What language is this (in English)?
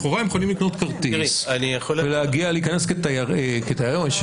Hebrew